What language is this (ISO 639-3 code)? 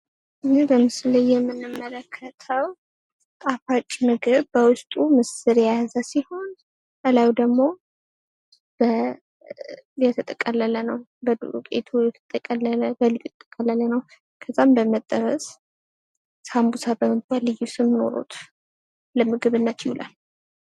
amh